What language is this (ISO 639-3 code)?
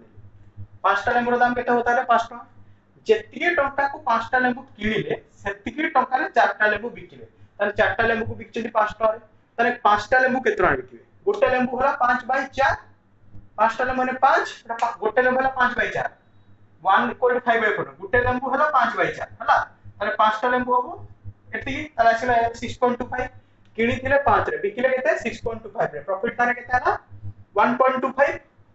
hin